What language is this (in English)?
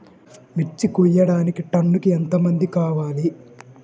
Telugu